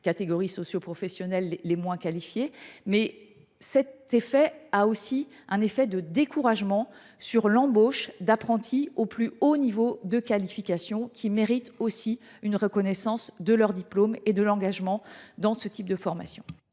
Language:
French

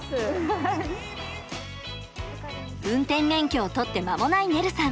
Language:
Japanese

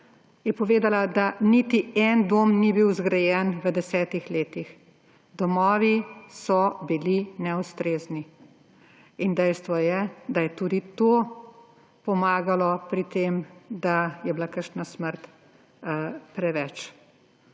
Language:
Slovenian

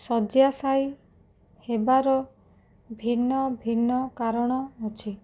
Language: Odia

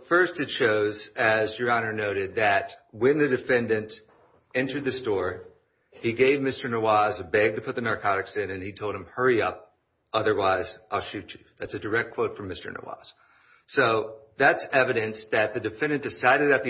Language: English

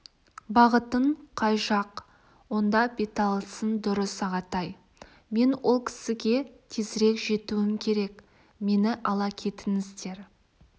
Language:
Kazakh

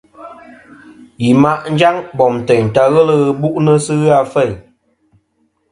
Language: Kom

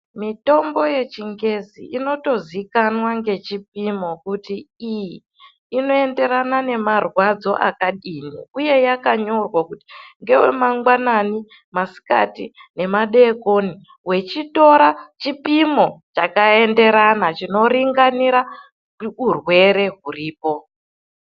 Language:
Ndau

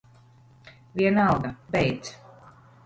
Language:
Latvian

